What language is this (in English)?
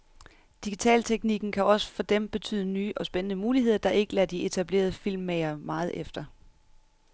Danish